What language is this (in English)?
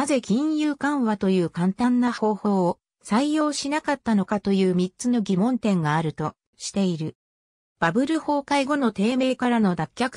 Japanese